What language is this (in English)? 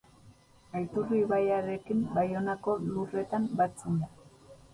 Basque